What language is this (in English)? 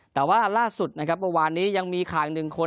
Thai